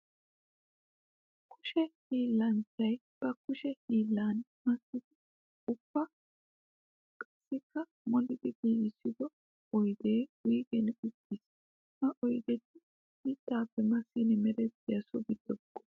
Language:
Wolaytta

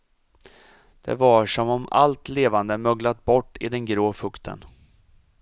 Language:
Swedish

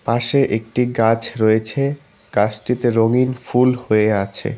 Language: Bangla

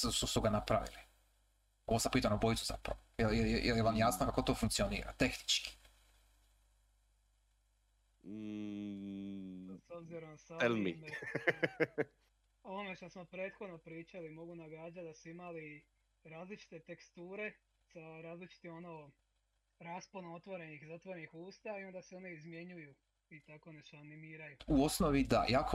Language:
Croatian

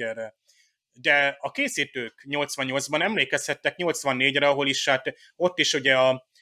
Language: Hungarian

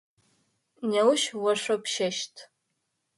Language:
Adyghe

